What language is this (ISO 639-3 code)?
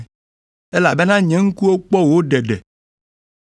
ewe